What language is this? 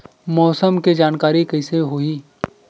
Chhattisgarhi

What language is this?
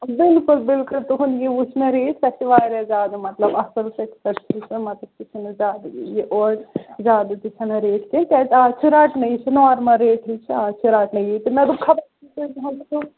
Kashmiri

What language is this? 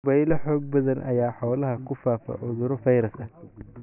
Somali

